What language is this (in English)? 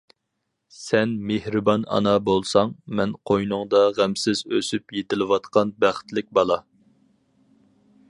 Uyghur